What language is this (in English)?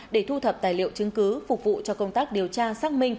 Vietnamese